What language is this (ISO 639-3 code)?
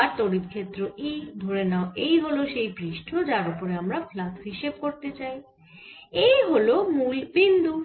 ben